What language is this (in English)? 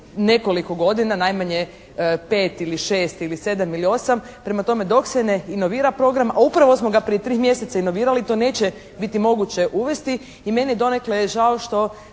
Croatian